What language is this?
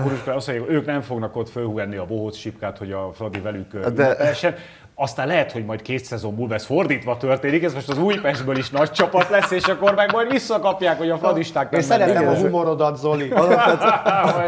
Hungarian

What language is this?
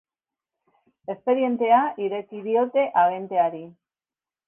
Basque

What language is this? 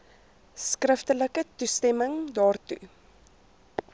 Afrikaans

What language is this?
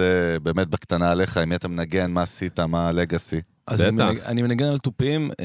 Hebrew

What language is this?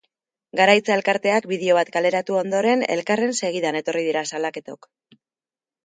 Basque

